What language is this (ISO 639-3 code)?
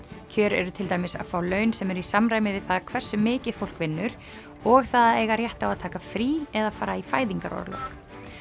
isl